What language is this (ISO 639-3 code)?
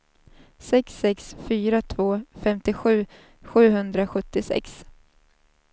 swe